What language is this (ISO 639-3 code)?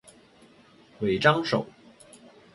zho